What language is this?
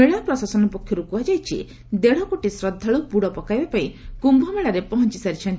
Odia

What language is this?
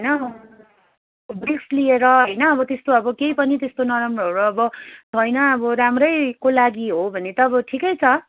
Nepali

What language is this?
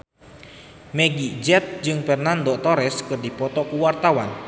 Sundanese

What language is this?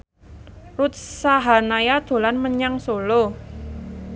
Javanese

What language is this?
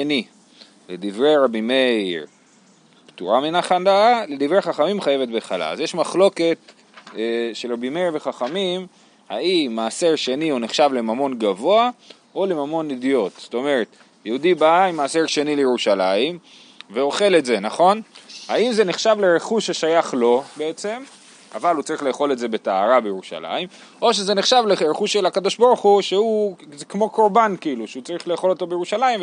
Hebrew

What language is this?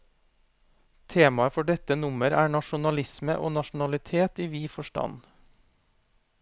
Norwegian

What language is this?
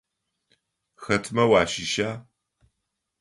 Adyghe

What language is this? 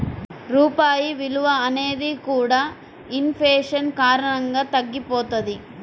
Telugu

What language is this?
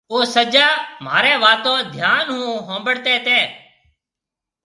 Marwari (Pakistan)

